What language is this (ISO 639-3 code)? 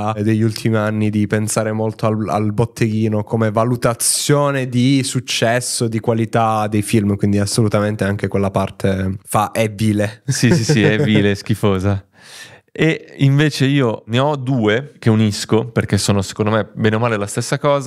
ita